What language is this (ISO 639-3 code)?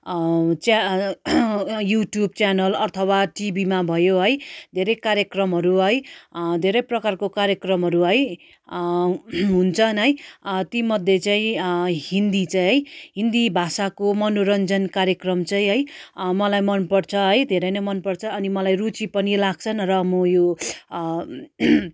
nep